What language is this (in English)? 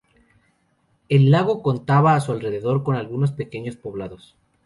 Spanish